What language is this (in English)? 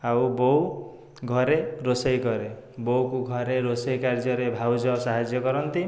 Odia